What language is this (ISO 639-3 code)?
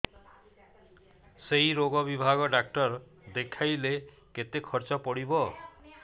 ori